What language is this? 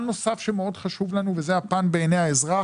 Hebrew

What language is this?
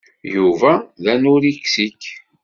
Kabyle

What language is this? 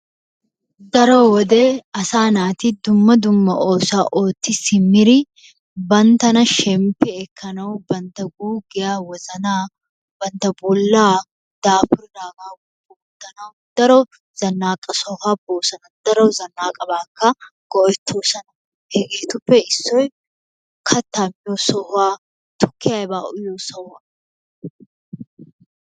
Wolaytta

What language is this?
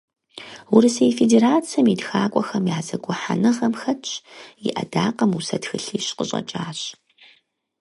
Kabardian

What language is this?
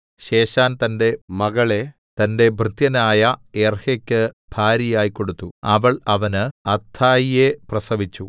Malayalam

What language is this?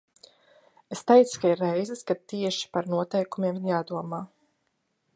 Latvian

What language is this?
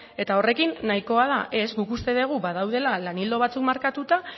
Basque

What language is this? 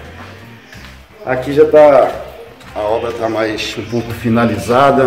Portuguese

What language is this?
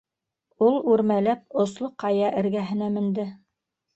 Bashkir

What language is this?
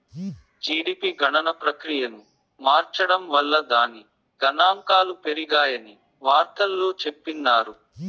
Telugu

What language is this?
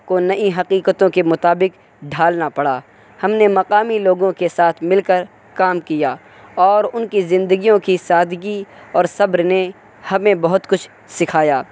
Urdu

